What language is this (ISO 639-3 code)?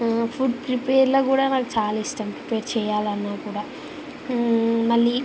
tel